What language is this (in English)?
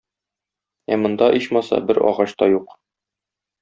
Tatar